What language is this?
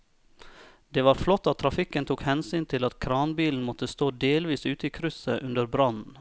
Norwegian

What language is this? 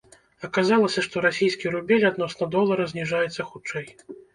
Belarusian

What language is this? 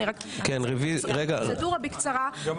Hebrew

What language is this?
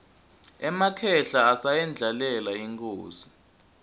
Swati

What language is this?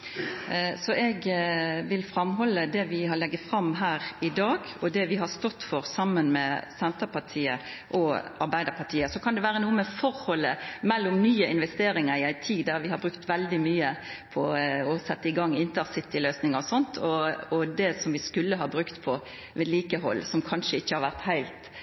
Norwegian Nynorsk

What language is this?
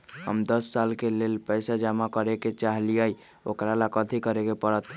Magahi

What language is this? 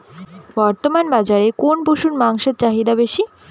Bangla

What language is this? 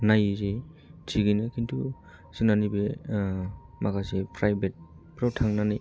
Bodo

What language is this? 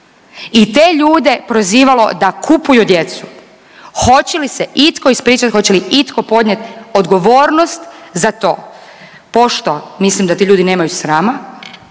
Croatian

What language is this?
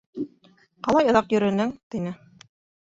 Bashkir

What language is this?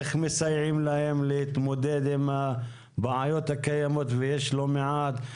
Hebrew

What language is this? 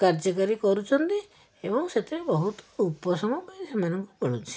Odia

